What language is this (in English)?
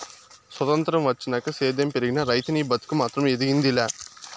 Telugu